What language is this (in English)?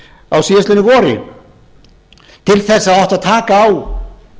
Icelandic